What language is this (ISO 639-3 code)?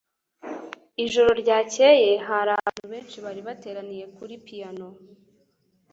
kin